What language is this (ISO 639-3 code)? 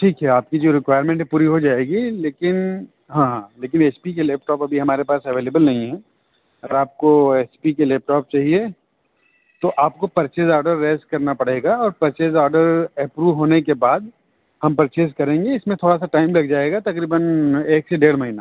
urd